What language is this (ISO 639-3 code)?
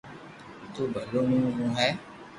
lrk